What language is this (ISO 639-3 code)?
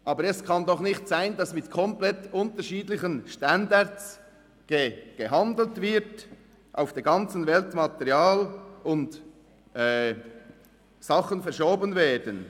gsw